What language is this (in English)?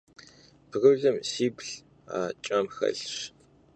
Kabardian